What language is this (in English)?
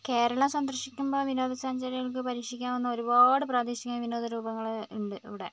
Malayalam